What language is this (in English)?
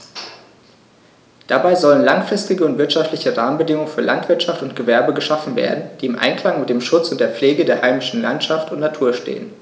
German